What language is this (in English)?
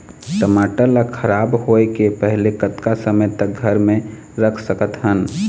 Chhattisgarhi